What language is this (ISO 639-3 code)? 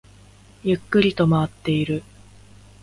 jpn